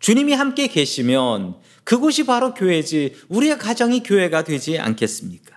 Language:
Korean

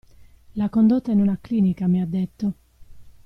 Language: Italian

